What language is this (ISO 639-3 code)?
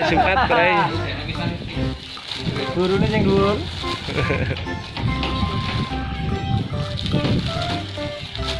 ind